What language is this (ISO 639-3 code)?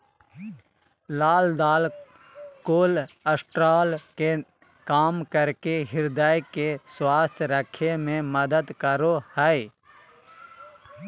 mag